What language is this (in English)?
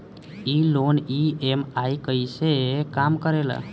Bhojpuri